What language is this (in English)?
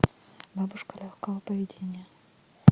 Russian